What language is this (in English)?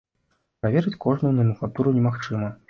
Belarusian